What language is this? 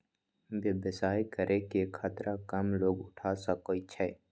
Magahi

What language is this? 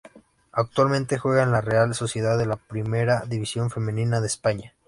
Spanish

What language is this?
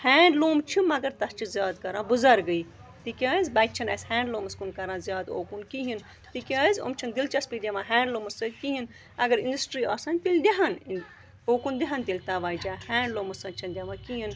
Kashmiri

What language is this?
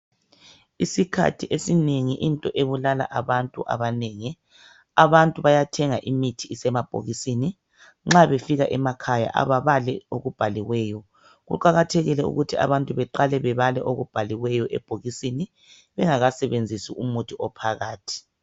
North Ndebele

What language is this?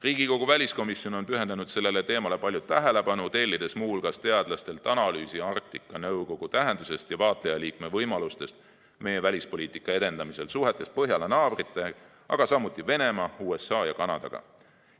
Estonian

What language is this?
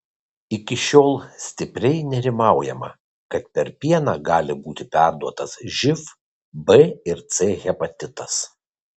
Lithuanian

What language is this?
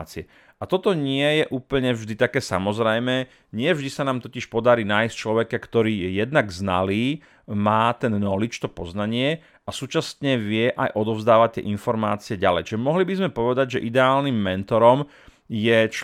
Slovak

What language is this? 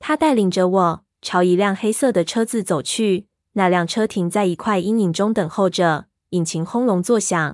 Chinese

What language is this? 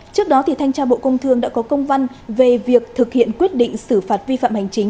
Vietnamese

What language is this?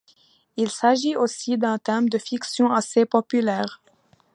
French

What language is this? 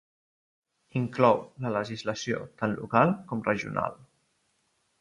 Catalan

